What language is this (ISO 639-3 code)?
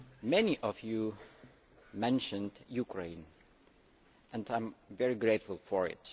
eng